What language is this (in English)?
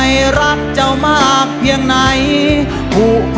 Thai